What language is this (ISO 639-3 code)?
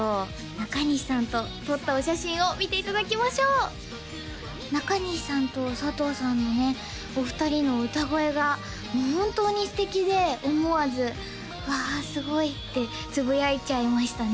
jpn